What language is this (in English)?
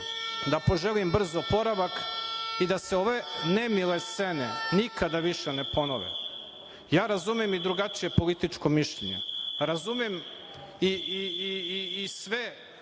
Serbian